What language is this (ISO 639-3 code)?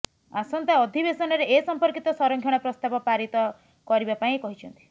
ori